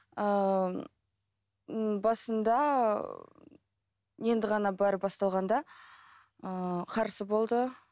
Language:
Kazakh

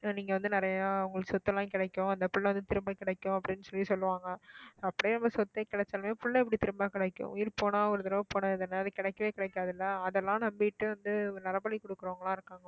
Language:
Tamil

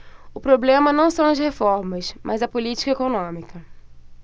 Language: Portuguese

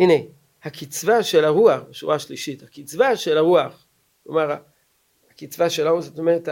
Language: Hebrew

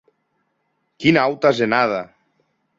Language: Occitan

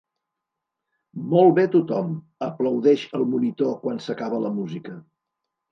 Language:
Catalan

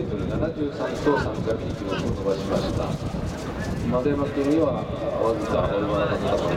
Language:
Japanese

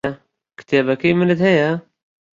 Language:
Central Kurdish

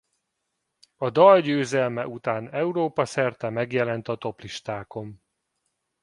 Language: Hungarian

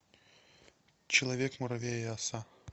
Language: Russian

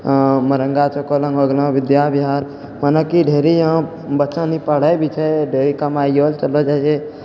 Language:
Maithili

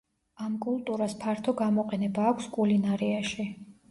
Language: Georgian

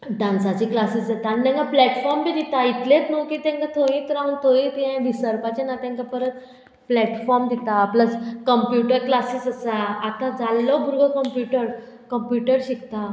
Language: Konkani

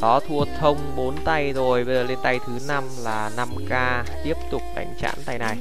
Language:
Vietnamese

